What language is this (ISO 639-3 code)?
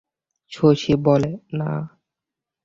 ben